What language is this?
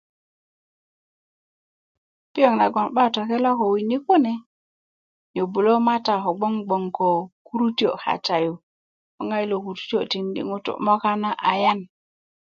Kuku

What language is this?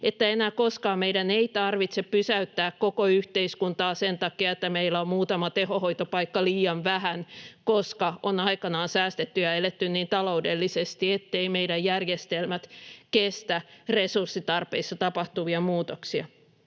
Finnish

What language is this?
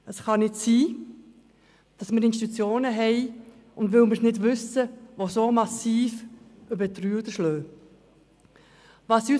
Swiss German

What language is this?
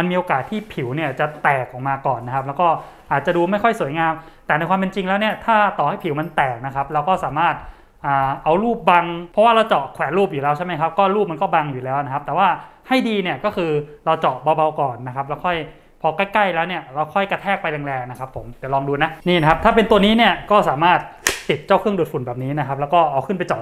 Thai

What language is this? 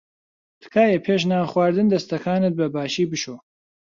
Central Kurdish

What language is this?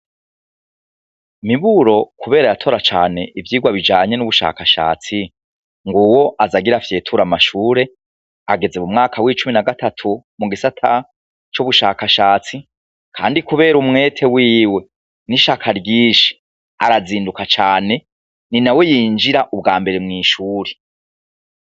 Rundi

